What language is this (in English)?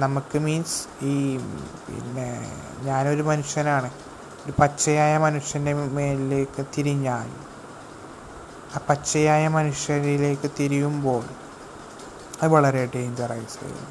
Malayalam